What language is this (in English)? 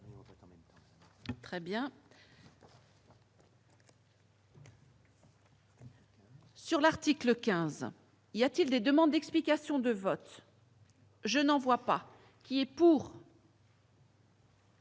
French